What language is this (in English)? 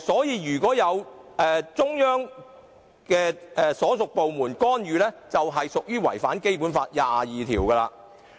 Cantonese